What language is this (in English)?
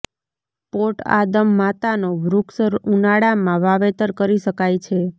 Gujarati